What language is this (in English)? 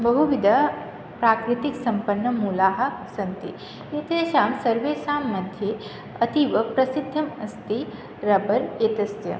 Sanskrit